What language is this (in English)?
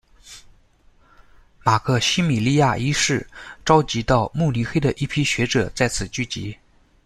Chinese